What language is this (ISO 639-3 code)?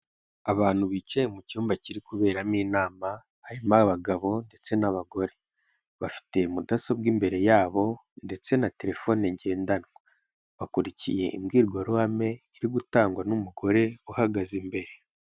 kin